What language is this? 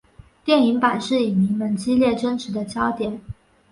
Chinese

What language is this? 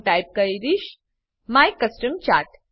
Gujarati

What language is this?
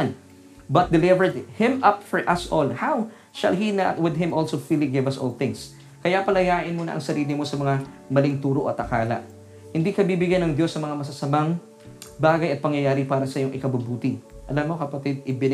Filipino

